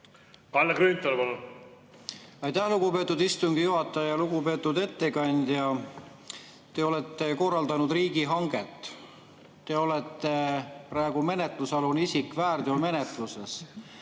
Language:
Estonian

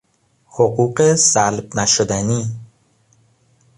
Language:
Persian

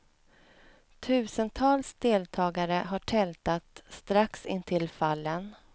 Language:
Swedish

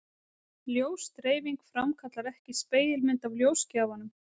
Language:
Icelandic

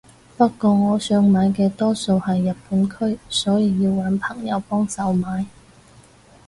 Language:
Cantonese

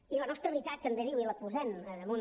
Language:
Catalan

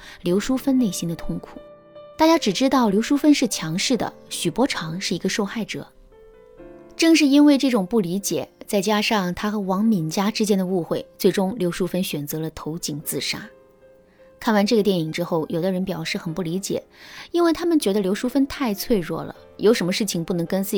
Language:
Chinese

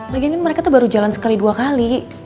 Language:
Indonesian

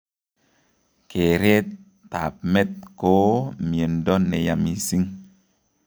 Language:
Kalenjin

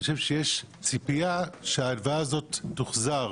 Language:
Hebrew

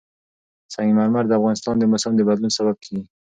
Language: Pashto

